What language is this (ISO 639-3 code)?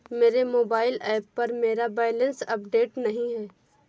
hin